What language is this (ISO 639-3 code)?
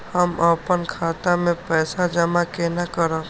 mai